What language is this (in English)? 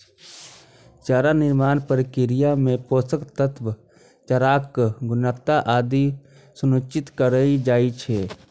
Maithili